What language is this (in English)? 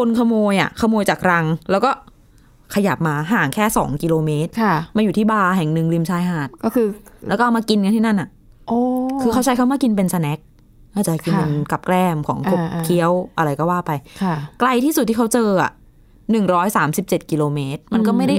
Thai